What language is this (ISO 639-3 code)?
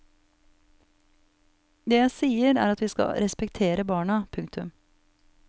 nor